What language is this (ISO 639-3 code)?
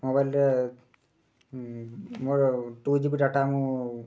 ori